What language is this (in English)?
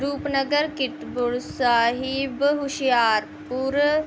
Punjabi